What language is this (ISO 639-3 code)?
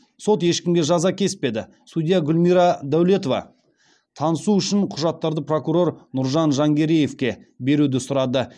kaz